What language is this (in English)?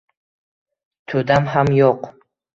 Uzbek